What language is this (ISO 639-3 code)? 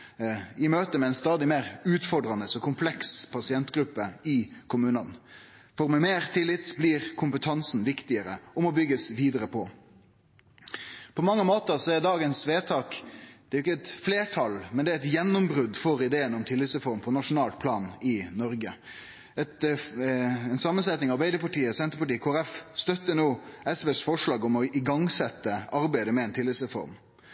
nno